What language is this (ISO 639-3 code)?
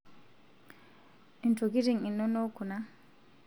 mas